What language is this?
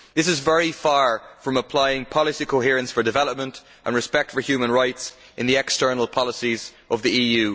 English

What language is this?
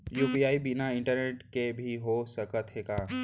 Chhattisgarhi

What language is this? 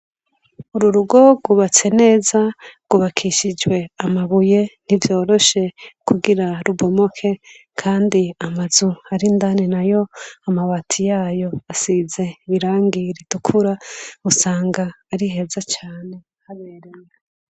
Rundi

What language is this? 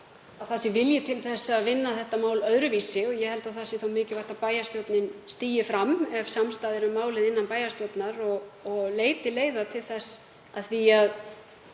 Icelandic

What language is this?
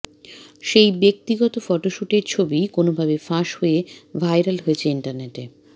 Bangla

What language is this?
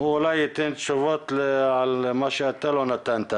Hebrew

